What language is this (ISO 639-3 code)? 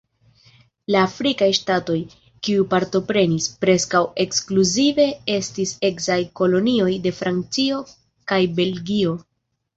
epo